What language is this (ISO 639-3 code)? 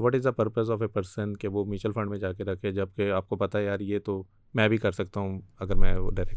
urd